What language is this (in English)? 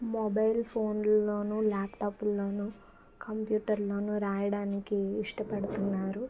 Telugu